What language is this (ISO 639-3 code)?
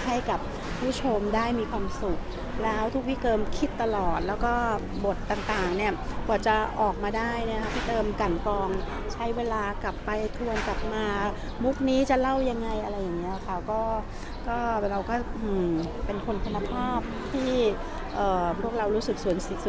tha